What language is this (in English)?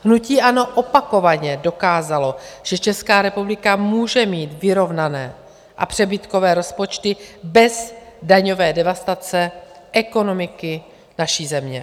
Czech